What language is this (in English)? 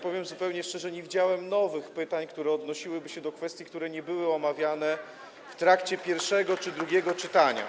Polish